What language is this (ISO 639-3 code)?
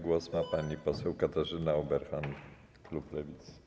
pol